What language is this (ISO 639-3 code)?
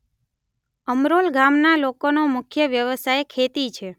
guj